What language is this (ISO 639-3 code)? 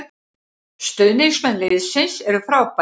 isl